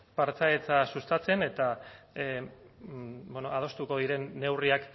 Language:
Basque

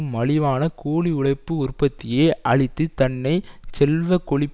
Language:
Tamil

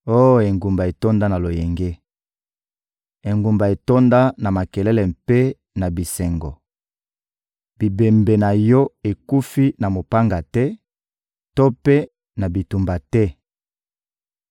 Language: Lingala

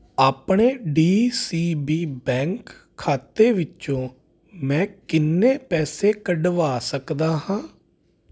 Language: Punjabi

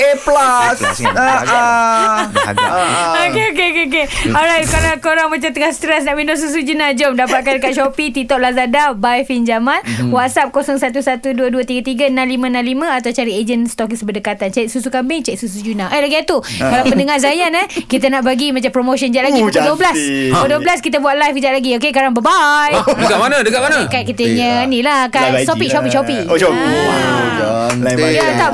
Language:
Malay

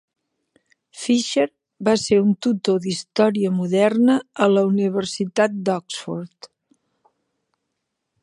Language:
Catalan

